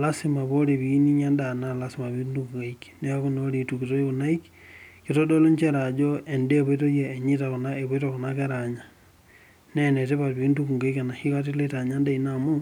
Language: Masai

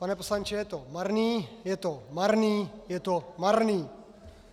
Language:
Czech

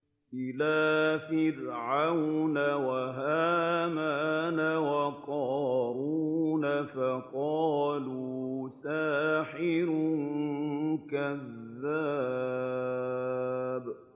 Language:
Arabic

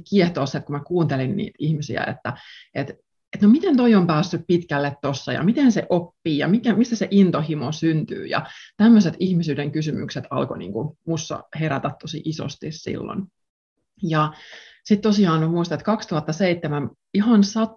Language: Finnish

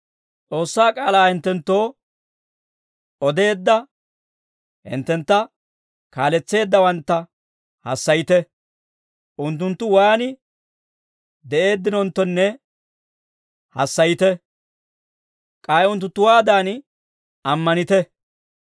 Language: Dawro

